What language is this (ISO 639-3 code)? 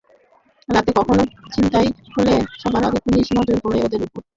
ben